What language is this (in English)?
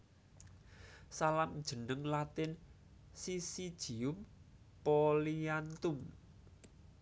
Javanese